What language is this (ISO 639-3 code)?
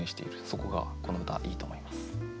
jpn